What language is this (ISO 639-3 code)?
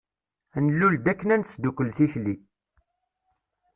kab